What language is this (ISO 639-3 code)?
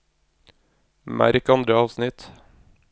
nor